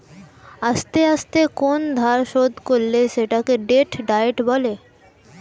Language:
Bangla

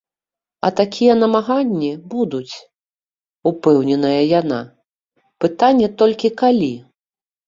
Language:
Belarusian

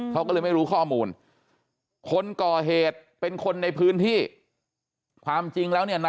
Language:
Thai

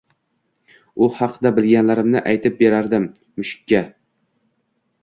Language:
Uzbek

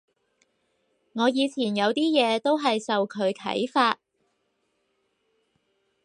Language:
Cantonese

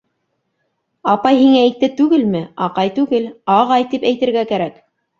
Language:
Bashkir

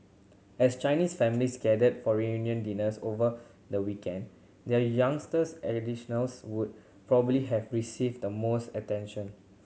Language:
English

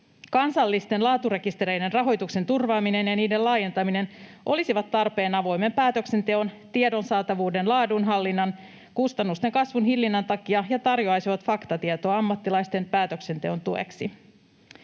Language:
Finnish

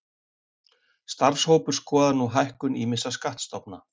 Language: Icelandic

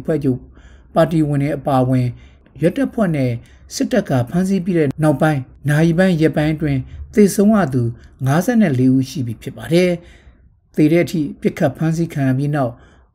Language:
Thai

